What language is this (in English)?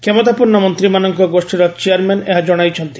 Odia